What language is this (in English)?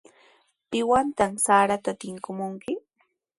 Sihuas Ancash Quechua